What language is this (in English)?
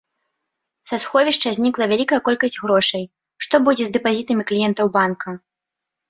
Belarusian